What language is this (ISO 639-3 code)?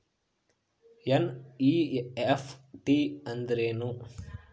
kan